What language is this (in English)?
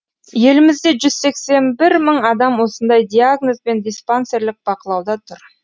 Kazakh